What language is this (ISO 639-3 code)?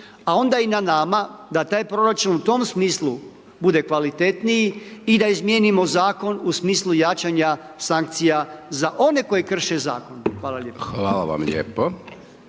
hrv